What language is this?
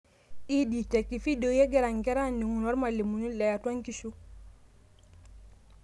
Masai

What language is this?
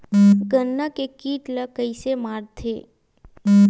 Chhattisgarhi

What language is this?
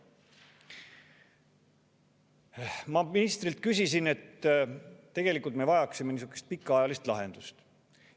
Estonian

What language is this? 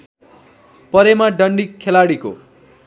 Nepali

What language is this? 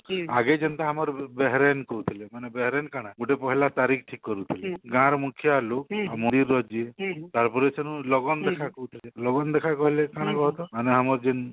Odia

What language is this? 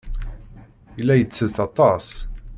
Kabyle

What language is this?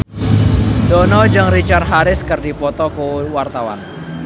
Sundanese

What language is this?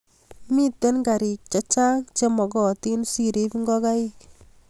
Kalenjin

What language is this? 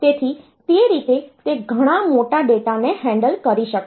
Gujarati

